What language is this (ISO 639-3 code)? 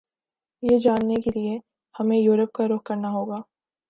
urd